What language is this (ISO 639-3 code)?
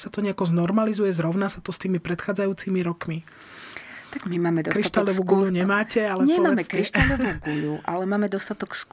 slk